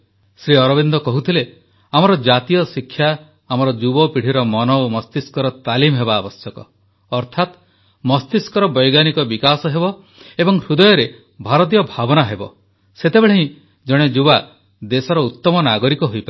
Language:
Odia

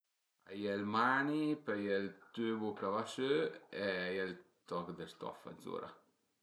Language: Piedmontese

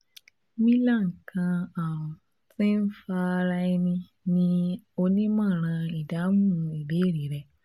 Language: Yoruba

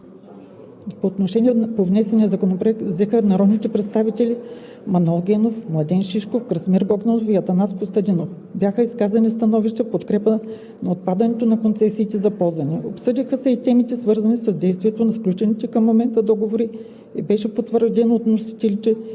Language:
Bulgarian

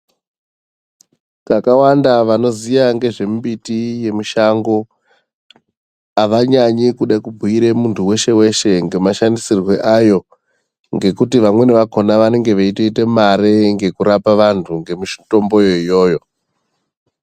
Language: Ndau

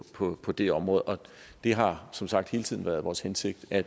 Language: Danish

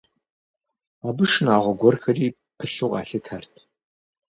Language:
Kabardian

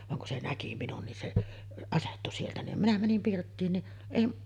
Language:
Finnish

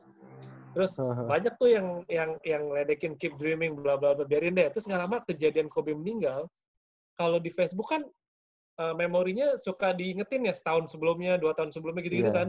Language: Indonesian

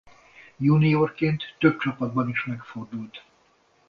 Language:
Hungarian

